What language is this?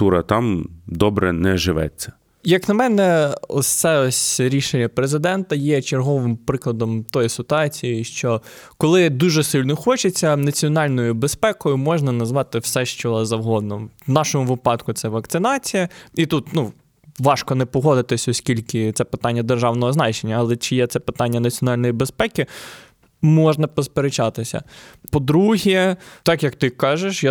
Ukrainian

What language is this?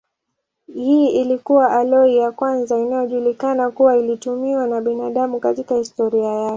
Swahili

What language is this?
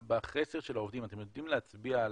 Hebrew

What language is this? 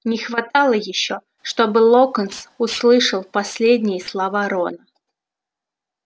Russian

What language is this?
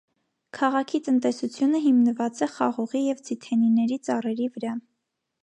Armenian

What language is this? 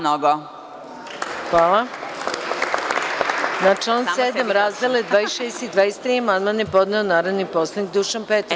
Serbian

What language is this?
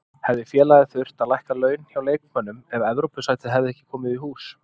Icelandic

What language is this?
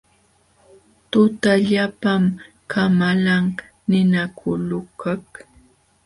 Jauja Wanca Quechua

